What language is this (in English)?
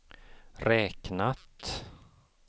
Swedish